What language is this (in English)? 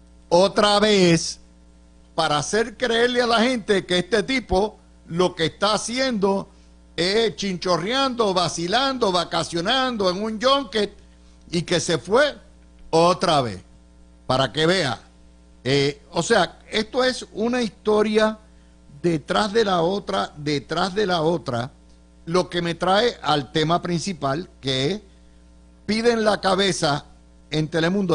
Spanish